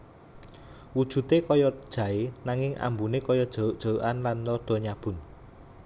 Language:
Javanese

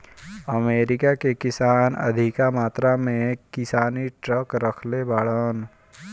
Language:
Bhojpuri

